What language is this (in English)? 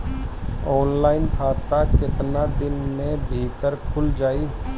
Bhojpuri